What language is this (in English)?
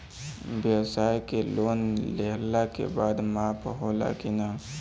Bhojpuri